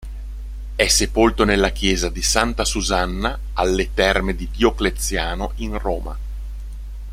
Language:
Italian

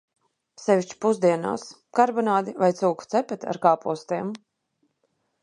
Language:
Latvian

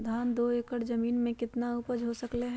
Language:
Magahi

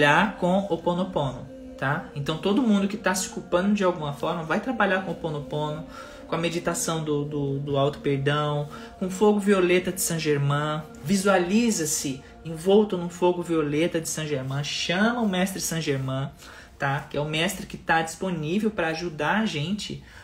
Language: Portuguese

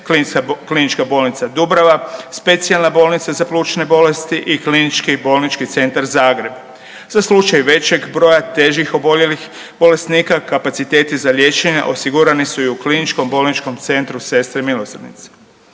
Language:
Croatian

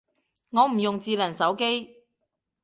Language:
Cantonese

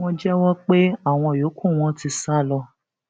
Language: Yoruba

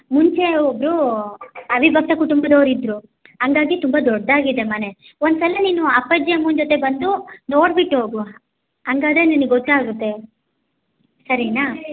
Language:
Kannada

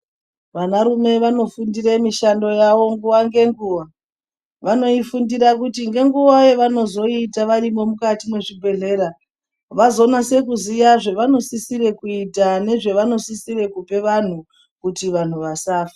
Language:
Ndau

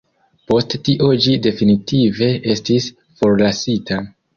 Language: Esperanto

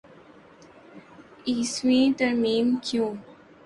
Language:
Urdu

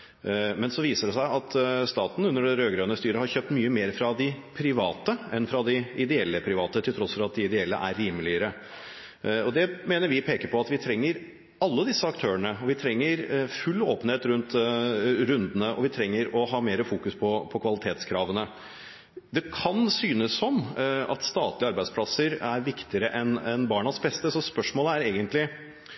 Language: Norwegian Bokmål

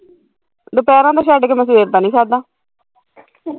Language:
Punjabi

